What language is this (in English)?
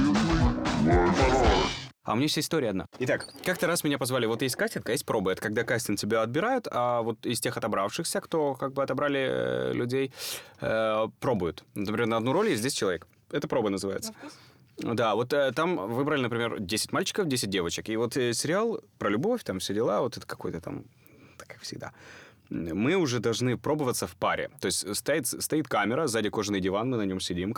Russian